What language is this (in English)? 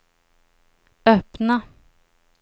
Swedish